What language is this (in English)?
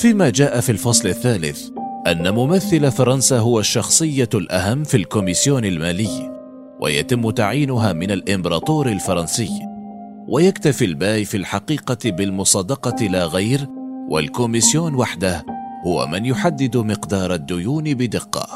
Arabic